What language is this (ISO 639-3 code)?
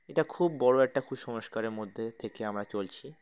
ben